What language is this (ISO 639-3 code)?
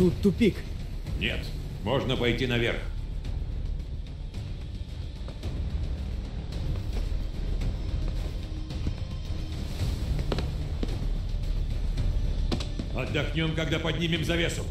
rus